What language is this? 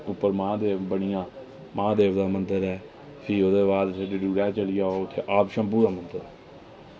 Dogri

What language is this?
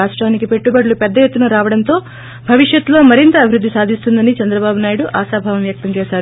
Telugu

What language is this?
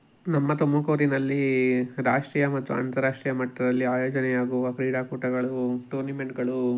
Kannada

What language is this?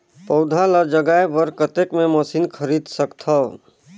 Chhattisgarhi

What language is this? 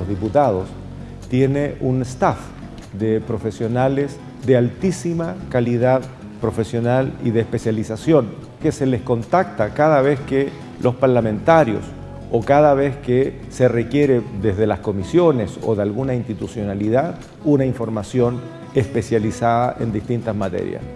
Spanish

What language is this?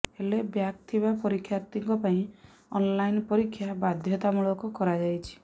Odia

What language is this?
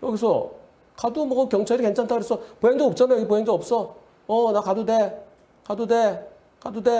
Korean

